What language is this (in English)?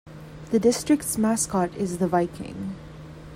English